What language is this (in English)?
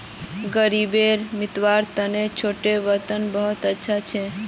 Magahi